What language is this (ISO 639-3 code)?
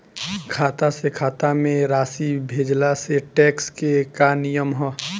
bho